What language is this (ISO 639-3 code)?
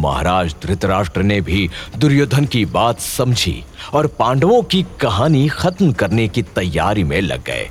hin